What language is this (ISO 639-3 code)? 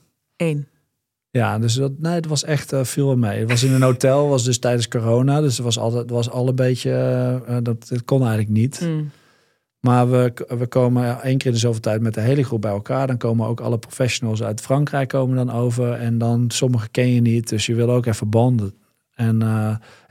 nld